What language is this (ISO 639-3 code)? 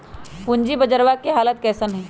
mag